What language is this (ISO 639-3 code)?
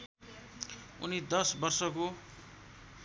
nep